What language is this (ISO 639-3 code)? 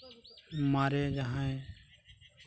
sat